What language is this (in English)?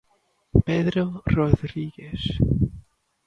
Galician